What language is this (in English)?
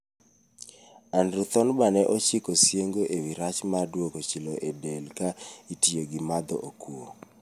Luo (Kenya and Tanzania)